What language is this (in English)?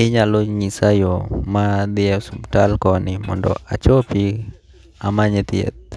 Luo (Kenya and Tanzania)